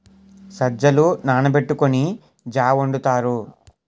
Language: Telugu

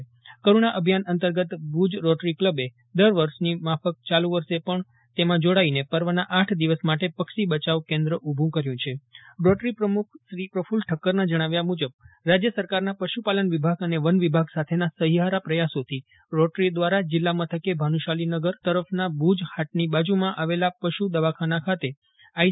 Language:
Gujarati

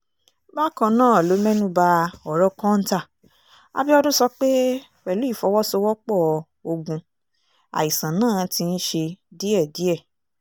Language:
Yoruba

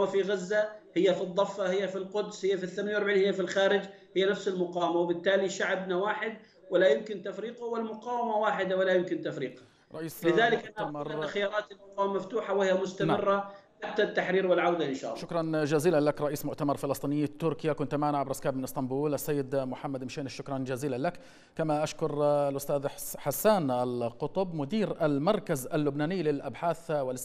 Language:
Arabic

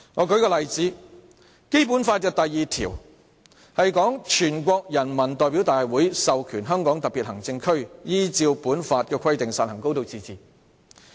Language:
Cantonese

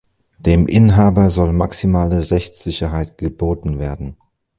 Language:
German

